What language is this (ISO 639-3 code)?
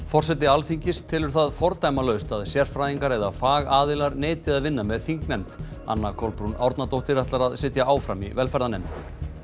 isl